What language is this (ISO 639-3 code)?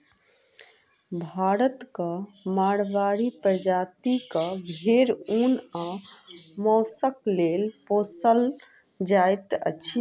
mai